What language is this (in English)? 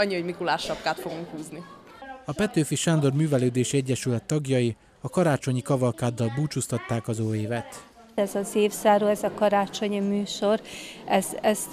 Hungarian